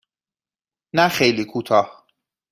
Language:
Persian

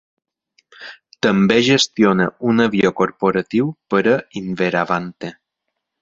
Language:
Catalan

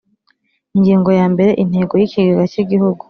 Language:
Kinyarwanda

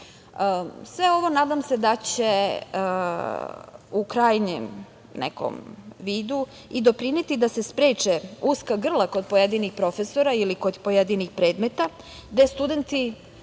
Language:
Serbian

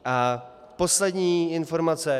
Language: Czech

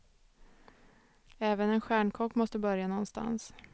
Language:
Swedish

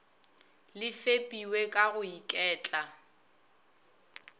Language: Northern Sotho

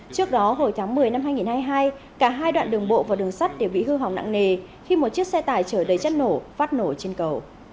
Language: Vietnamese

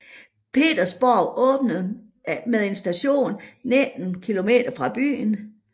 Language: Danish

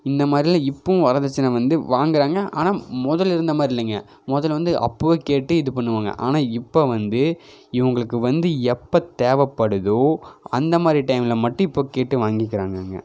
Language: Tamil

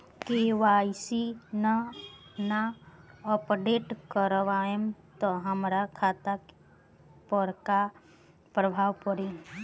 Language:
Bhojpuri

